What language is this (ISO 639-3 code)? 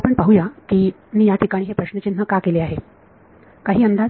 mar